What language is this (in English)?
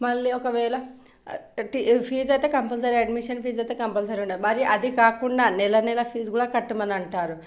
Telugu